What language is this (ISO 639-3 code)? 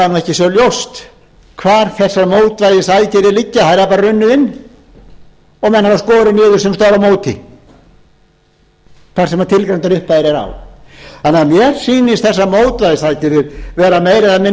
isl